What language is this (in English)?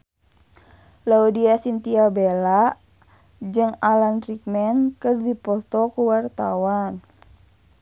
Sundanese